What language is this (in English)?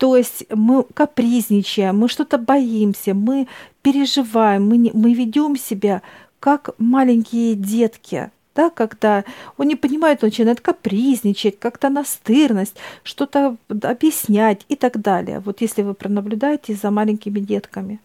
Russian